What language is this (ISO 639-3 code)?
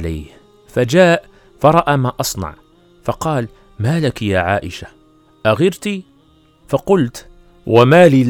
ara